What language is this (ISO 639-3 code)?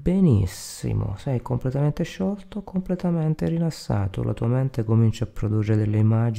ita